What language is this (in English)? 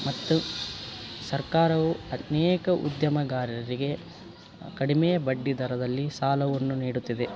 Kannada